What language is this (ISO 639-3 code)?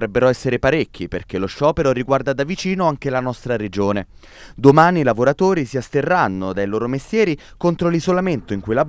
ita